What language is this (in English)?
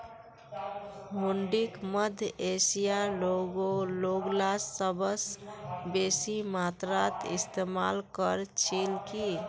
Magahi